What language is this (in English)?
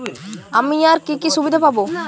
Bangla